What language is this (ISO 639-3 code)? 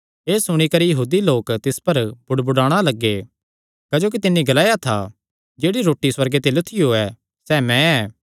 xnr